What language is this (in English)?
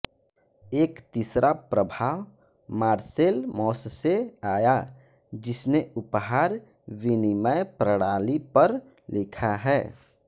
Hindi